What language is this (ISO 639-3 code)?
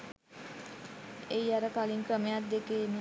sin